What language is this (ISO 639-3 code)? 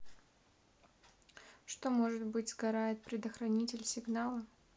rus